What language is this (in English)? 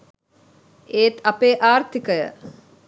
Sinhala